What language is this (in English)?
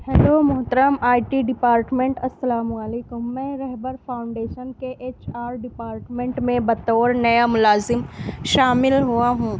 Urdu